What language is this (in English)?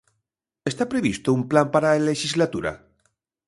Galician